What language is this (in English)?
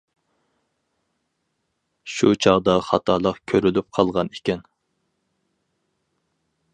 Uyghur